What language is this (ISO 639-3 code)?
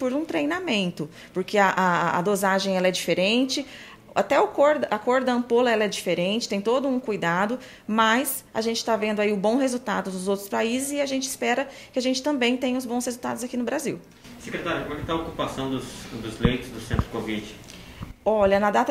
por